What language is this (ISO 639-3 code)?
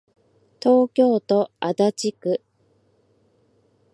jpn